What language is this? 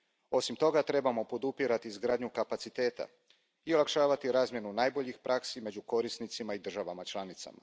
Croatian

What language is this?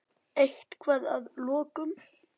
Icelandic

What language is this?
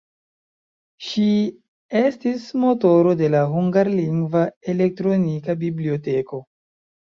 Esperanto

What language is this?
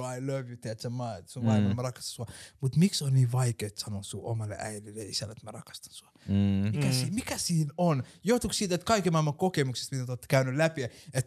Finnish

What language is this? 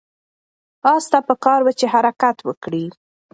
Pashto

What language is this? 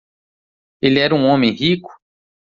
Portuguese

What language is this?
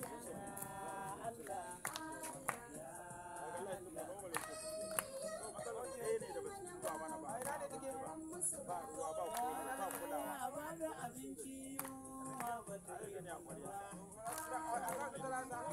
Arabic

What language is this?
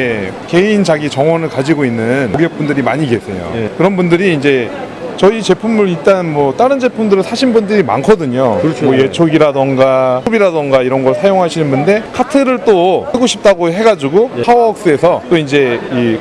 Korean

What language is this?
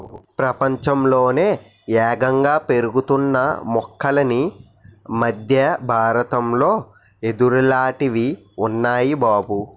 Telugu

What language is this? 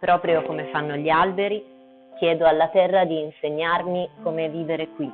Italian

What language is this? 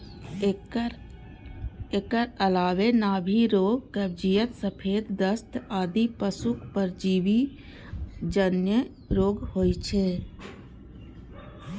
Maithili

